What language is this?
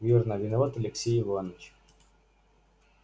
Russian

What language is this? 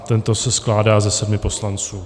Czech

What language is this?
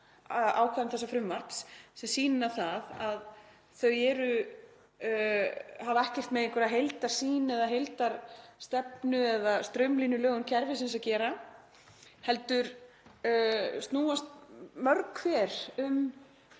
Icelandic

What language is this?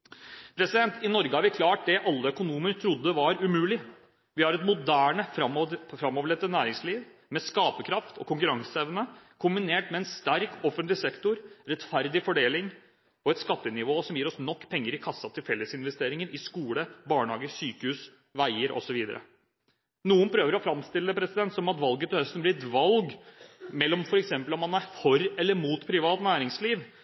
Norwegian Bokmål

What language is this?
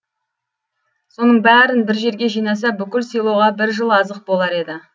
Kazakh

